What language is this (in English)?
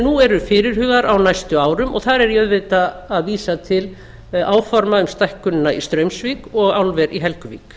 Icelandic